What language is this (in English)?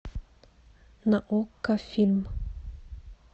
Russian